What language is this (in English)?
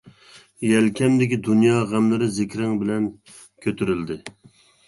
Uyghur